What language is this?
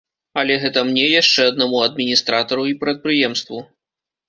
Belarusian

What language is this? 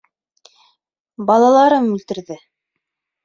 Bashkir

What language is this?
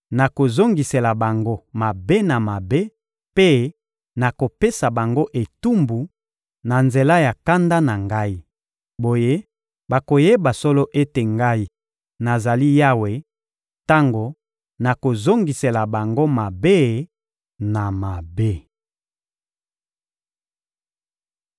Lingala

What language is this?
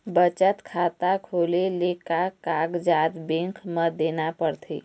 Chhattisgarhi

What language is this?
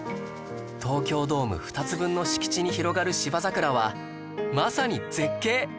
Japanese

